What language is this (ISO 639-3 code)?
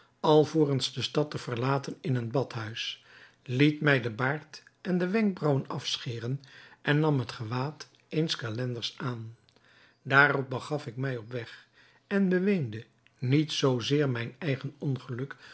nld